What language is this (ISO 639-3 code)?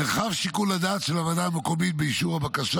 heb